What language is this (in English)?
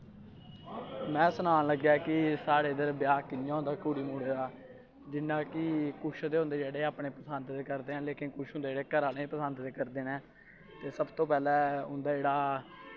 Dogri